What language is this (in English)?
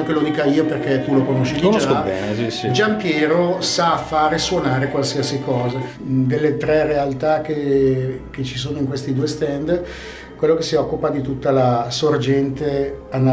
Italian